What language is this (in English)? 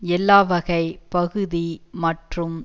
Tamil